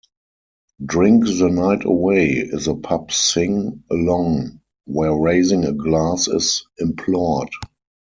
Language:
English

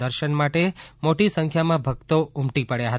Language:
Gujarati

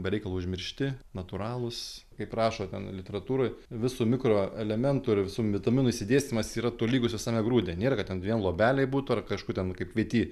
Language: Lithuanian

